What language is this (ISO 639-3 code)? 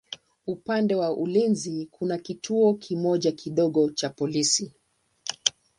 swa